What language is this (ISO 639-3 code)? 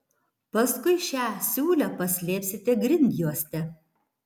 lit